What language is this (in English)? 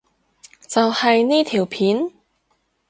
Cantonese